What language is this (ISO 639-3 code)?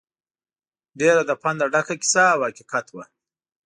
pus